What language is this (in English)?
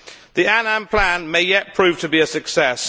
English